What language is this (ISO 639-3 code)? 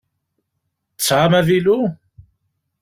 kab